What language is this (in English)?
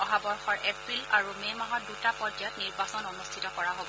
Assamese